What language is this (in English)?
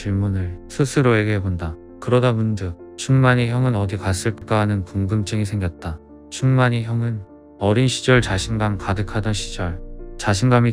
Korean